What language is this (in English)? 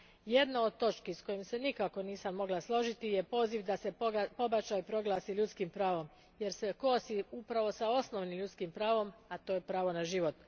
Croatian